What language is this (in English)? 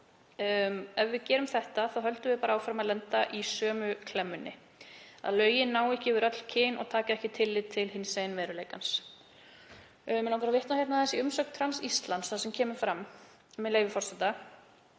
Icelandic